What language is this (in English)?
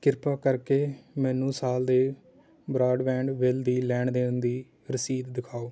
Punjabi